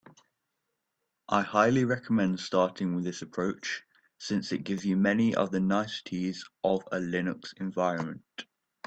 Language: English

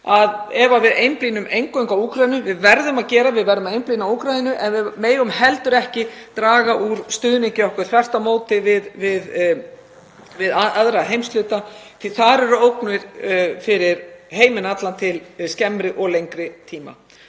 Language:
Icelandic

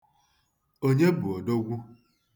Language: Igbo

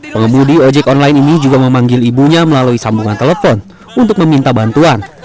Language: Indonesian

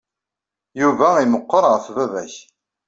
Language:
Kabyle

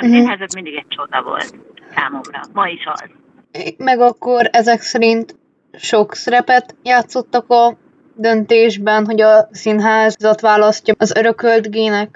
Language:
Hungarian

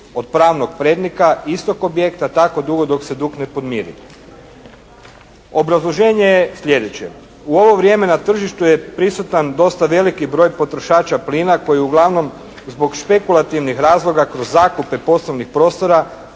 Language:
Croatian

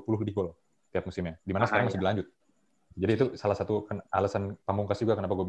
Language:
Indonesian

